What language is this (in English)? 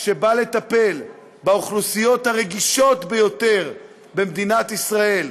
Hebrew